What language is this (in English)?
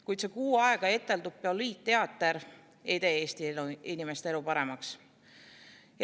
Estonian